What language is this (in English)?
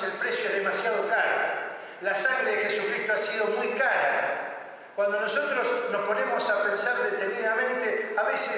Spanish